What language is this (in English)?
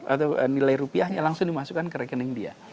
Indonesian